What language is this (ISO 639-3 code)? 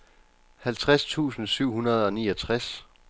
dan